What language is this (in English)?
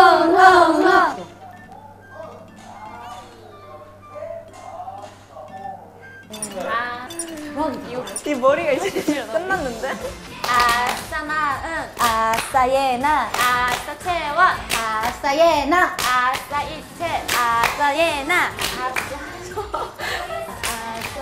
Korean